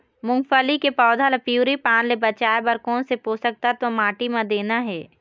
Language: Chhattisgarhi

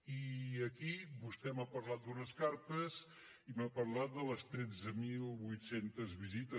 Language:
Catalan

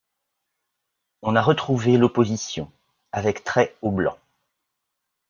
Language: French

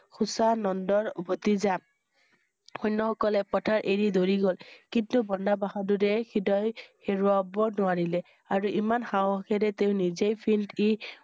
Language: Assamese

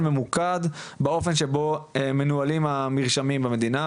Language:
Hebrew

